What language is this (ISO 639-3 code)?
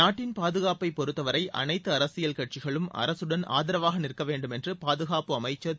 tam